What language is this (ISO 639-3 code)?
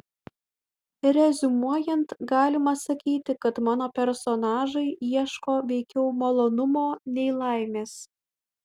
lit